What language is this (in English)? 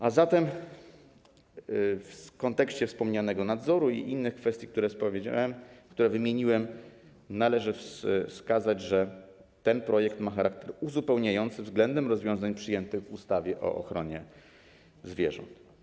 Polish